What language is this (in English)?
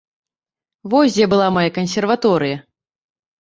Belarusian